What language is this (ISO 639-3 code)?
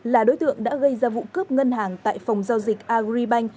vie